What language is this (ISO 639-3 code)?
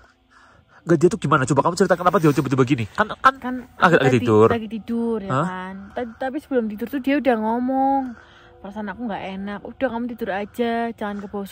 ind